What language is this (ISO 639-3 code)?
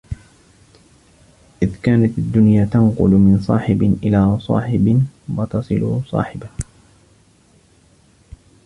ara